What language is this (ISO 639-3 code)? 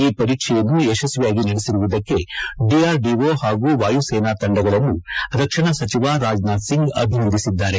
kan